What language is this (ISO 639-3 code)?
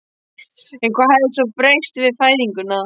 isl